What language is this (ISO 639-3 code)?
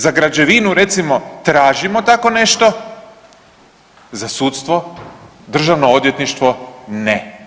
hrv